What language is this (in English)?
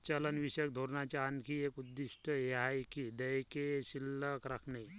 Marathi